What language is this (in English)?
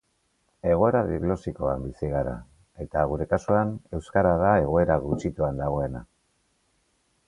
Basque